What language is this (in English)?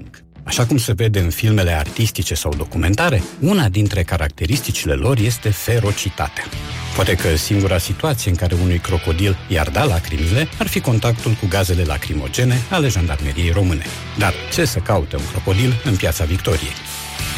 Romanian